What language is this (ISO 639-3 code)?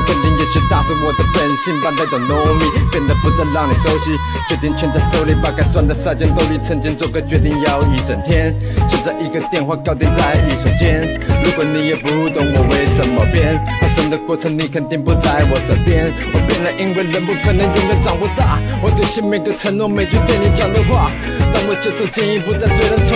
zho